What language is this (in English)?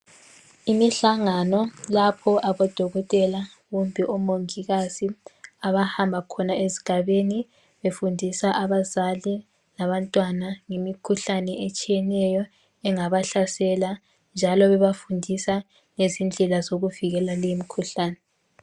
North Ndebele